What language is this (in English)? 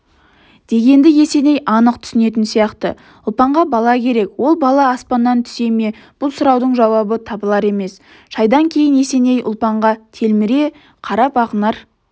Kazakh